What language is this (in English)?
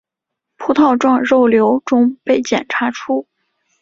Chinese